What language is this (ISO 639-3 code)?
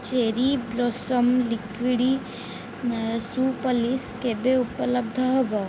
ori